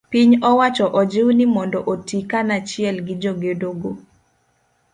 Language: Luo (Kenya and Tanzania)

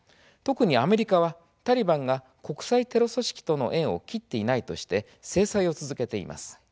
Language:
Japanese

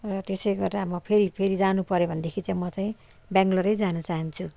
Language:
Nepali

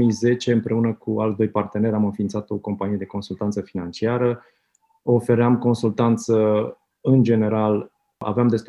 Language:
Romanian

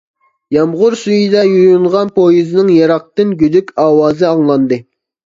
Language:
Uyghur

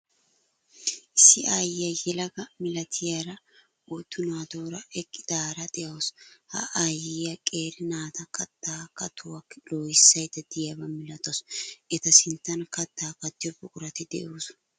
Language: Wolaytta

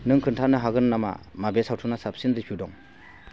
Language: Bodo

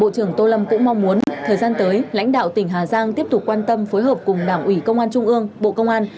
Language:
Vietnamese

